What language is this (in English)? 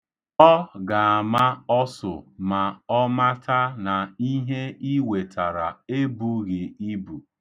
Igbo